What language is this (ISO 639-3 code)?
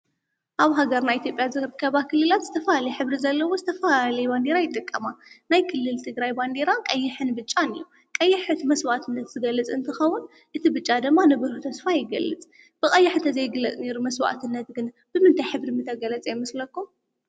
tir